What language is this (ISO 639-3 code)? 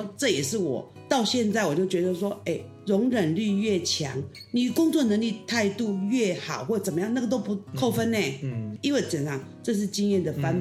zho